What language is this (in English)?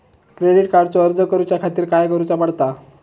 Marathi